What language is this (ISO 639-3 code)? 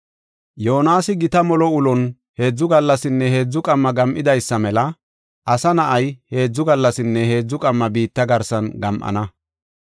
gof